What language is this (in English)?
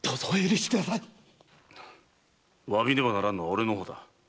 Japanese